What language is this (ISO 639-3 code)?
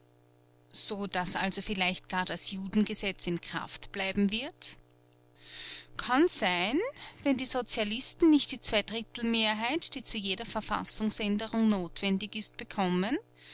deu